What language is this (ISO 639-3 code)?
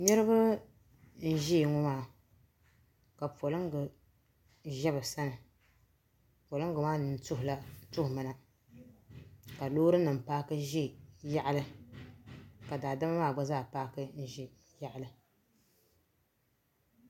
dag